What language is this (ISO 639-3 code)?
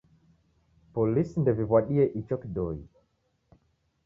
dav